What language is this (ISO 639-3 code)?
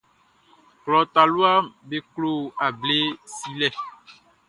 bci